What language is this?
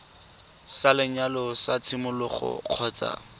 Tswana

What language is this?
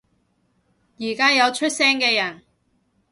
Cantonese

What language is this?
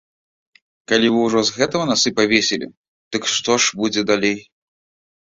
Belarusian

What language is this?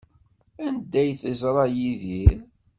Kabyle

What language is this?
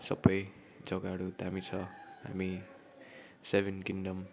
Nepali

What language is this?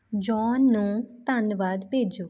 Punjabi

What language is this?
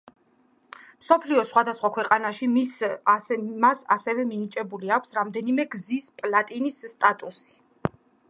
Georgian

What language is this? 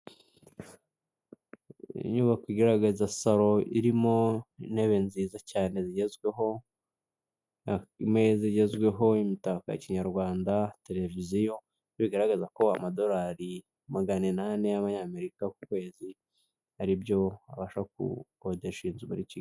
Kinyarwanda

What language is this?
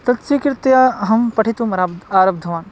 Sanskrit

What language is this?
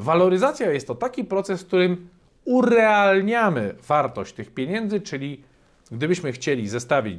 Polish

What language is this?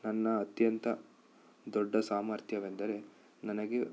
Kannada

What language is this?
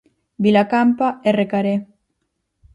Galician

